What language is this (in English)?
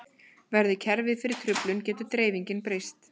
Icelandic